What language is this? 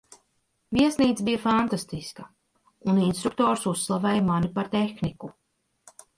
Latvian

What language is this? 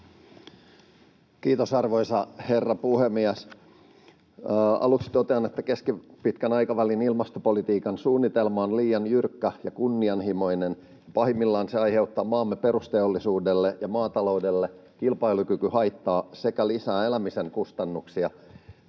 Finnish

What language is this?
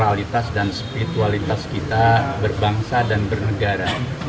Indonesian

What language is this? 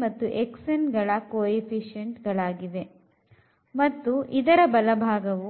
Kannada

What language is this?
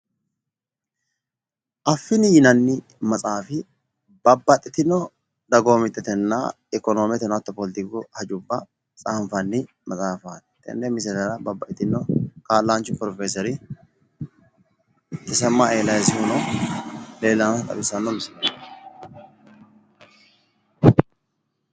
Sidamo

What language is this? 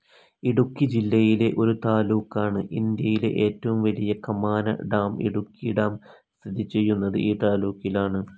Malayalam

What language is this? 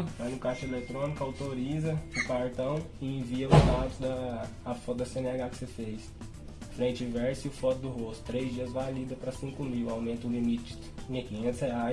Portuguese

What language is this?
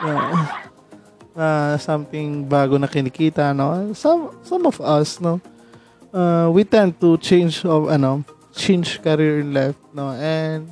Filipino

